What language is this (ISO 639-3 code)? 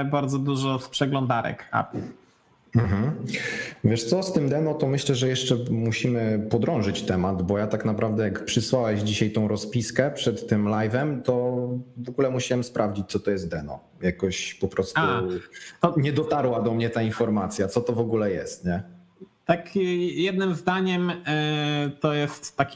pol